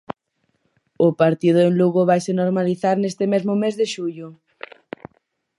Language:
Galician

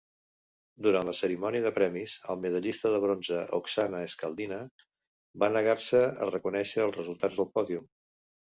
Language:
Catalan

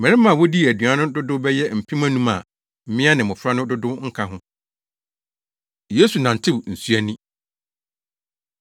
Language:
Akan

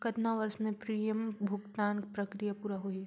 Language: Chhattisgarhi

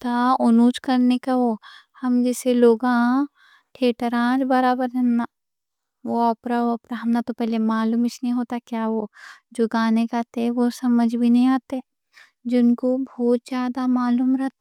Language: Deccan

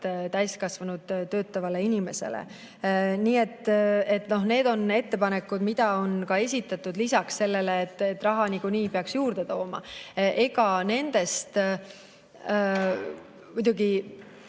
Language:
Estonian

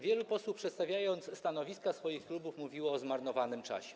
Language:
Polish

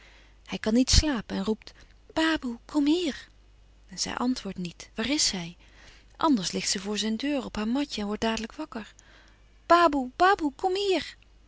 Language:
Dutch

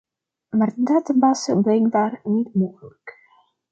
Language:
Dutch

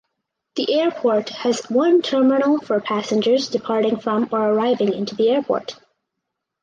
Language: English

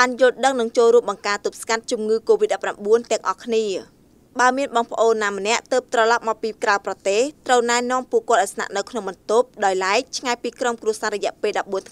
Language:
Thai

